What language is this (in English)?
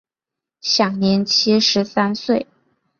Chinese